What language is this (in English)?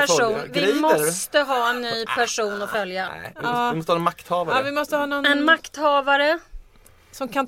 Swedish